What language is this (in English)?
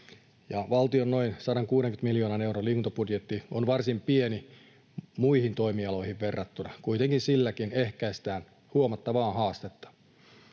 Finnish